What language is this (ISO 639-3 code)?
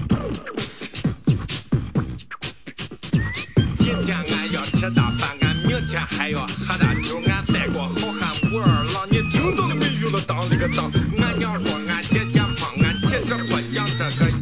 zho